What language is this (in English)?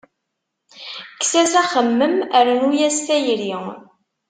Kabyle